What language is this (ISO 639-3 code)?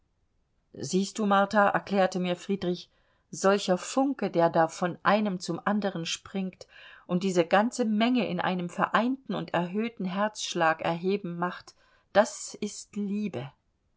deu